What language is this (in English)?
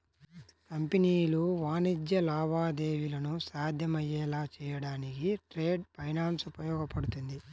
Telugu